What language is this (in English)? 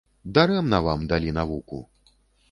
Belarusian